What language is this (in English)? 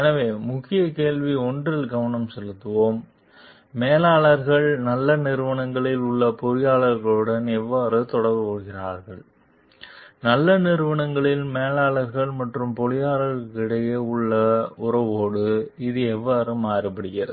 Tamil